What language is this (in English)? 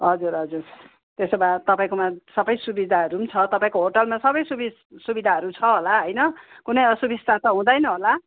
Nepali